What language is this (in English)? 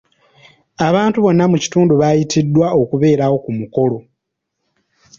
Ganda